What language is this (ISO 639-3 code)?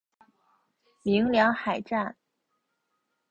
zho